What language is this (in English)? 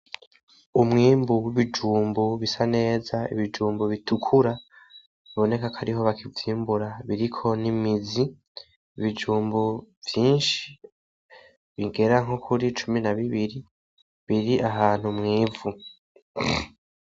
Rundi